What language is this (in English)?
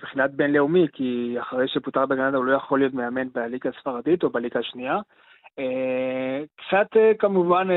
Hebrew